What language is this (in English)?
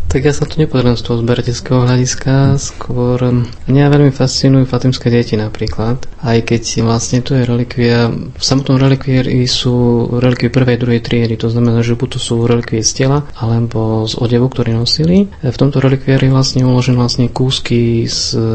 Slovak